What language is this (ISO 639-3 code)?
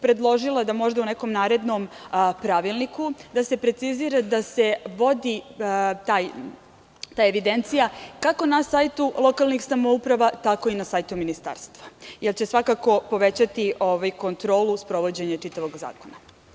srp